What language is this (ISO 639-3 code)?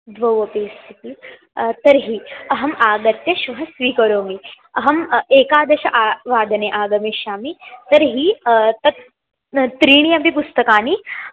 san